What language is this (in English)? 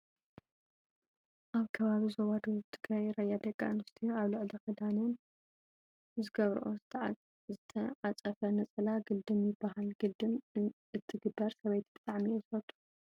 Tigrinya